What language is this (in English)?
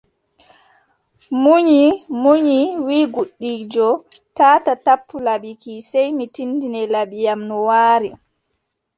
Adamawa Fulfulde